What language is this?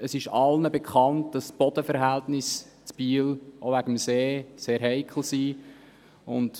Swiss German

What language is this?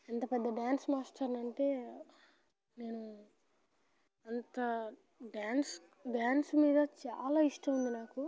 Telugu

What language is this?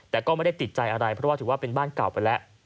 Thai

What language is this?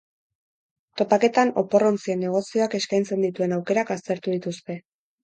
Basque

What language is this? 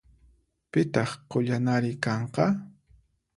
Puno Quechua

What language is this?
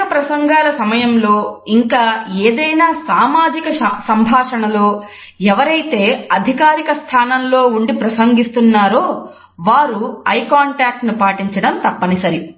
Telugu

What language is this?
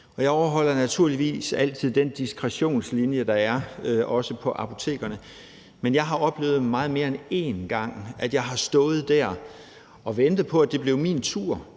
Danish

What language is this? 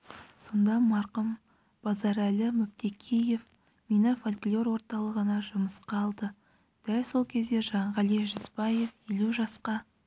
Kazakh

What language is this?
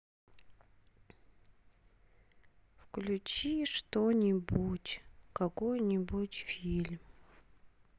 Russian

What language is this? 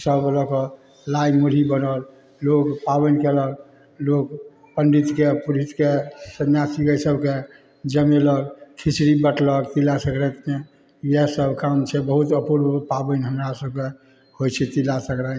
Maithili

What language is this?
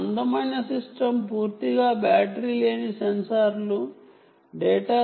Telugu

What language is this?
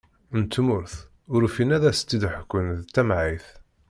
Kabyle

